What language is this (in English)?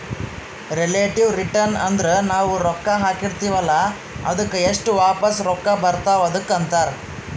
Kannada